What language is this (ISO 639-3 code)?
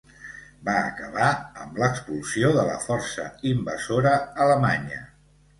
cat